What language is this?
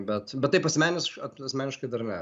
Lithuanian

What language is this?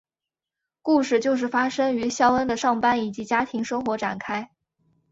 Chinese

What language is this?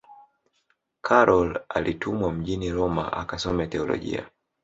Swahili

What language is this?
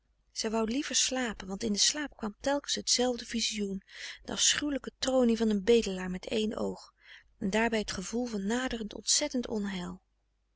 Dutch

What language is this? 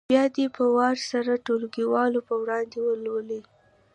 Pashto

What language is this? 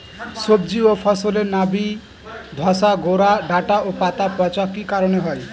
Bangla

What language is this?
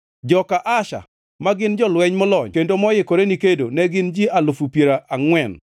Luo (Kenya and Tanzania)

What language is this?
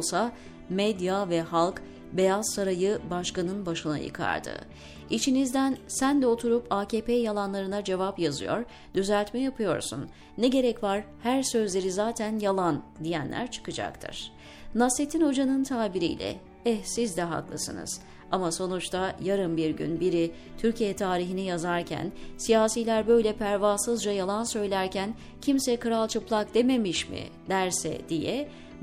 Turkish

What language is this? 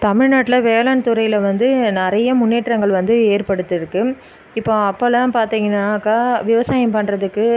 Tamil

